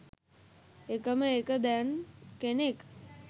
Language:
Sinhala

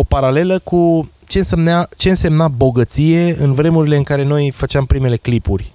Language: Romanian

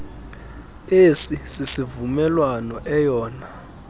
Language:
Xhosa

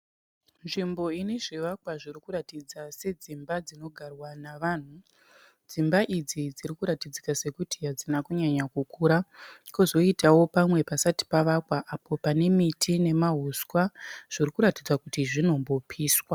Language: Shona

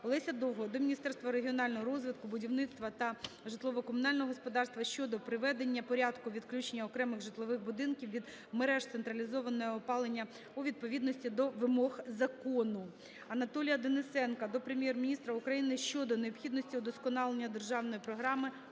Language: Ukrainian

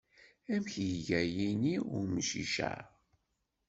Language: Kabyle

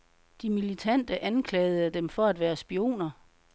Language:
Danish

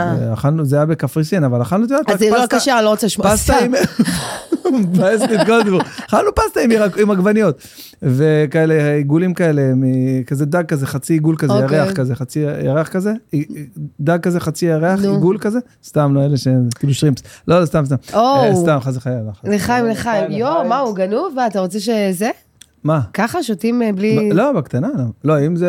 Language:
Hebrew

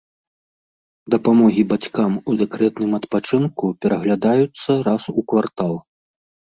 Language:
Belarusian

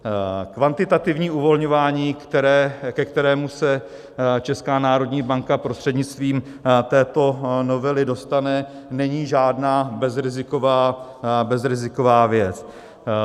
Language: Czech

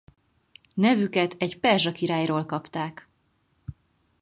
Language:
Hungarian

